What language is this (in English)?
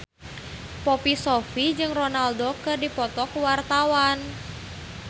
Sundanese